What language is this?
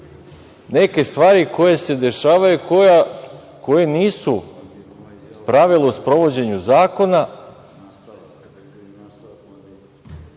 Serbian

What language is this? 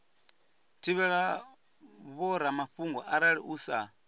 Venda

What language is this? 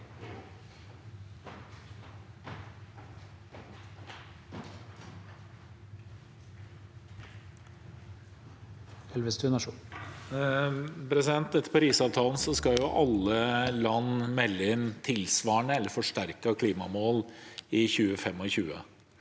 Norwegian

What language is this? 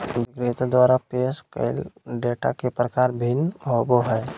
Magahi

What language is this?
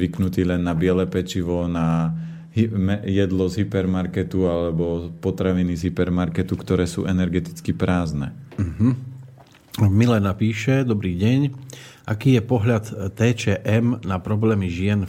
Slovak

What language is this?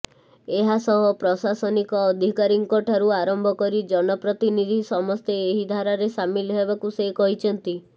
Odia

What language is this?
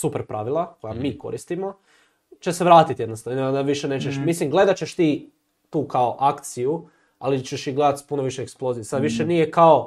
Croatian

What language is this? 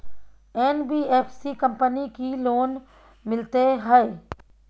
Maithili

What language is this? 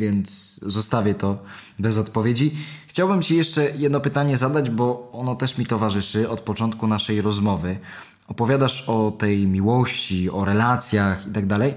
Polish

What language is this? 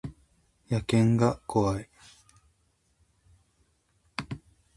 Japanese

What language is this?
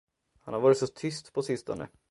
Swedish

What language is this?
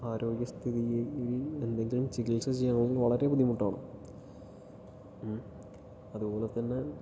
Malayalam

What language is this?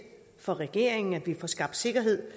Danish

